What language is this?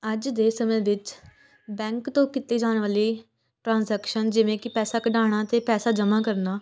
Punjabi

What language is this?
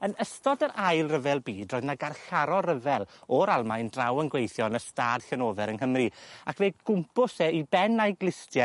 Welsh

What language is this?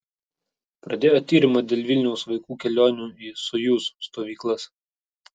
Lithuanian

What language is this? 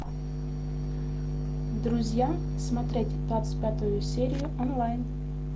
Russian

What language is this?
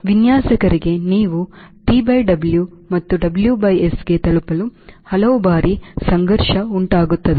Kannada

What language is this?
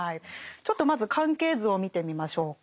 Japanese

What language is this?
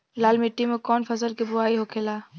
Bhojpuri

